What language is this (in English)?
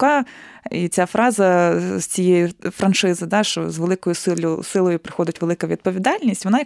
Ukrainian